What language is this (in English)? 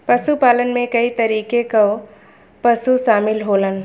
Bhojpuri